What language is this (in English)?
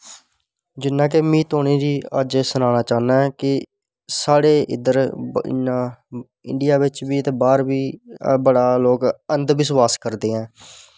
Dogri